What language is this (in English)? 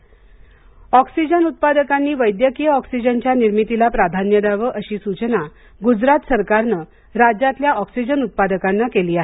Marathi